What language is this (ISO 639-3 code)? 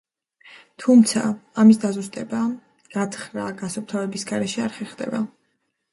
kat